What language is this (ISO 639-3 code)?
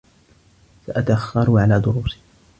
ara